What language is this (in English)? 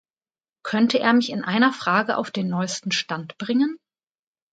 German